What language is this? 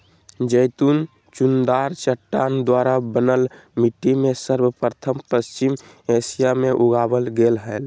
Magahi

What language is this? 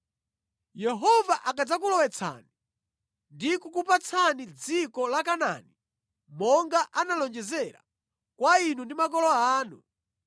Nyanja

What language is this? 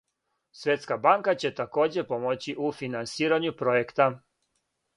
Serbian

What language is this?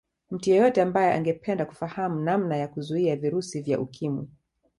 Swahili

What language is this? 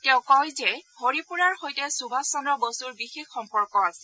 Assamese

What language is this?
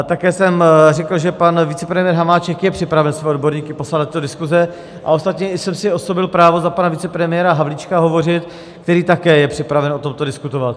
Czech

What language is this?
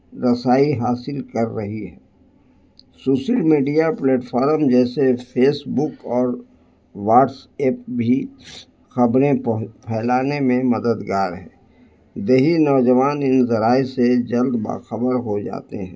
Urdu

